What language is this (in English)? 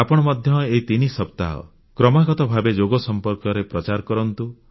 Odia